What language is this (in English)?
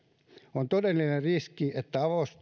Finnish